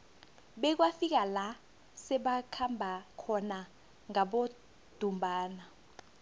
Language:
South Ndebele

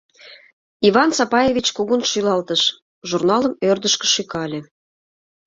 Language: Mari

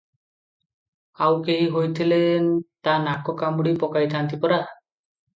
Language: Odia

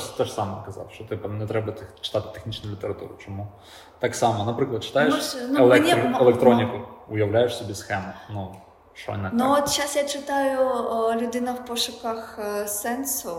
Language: Ukrainian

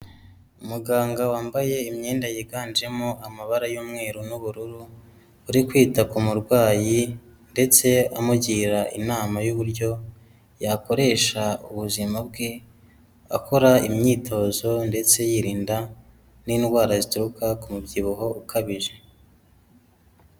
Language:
Kinyarwanda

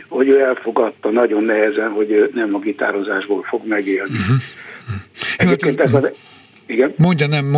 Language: Hungarian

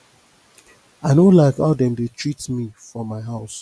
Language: Nigerian Pidgin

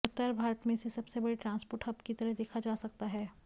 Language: Hindi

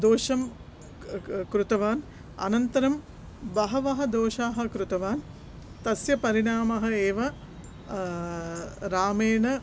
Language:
Sanskrit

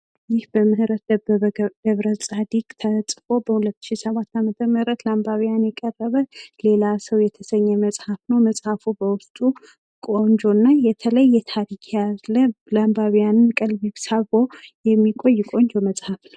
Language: Amharic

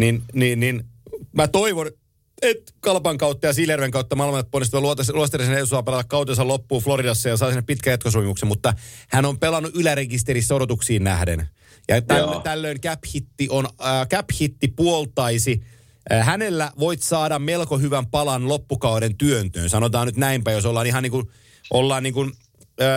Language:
Finnish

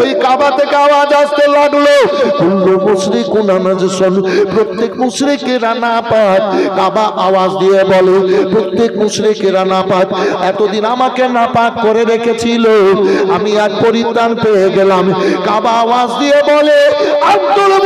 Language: Arabic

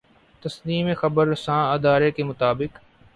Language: Urdu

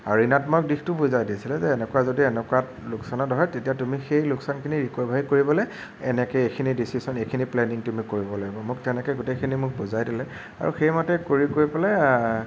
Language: Assamese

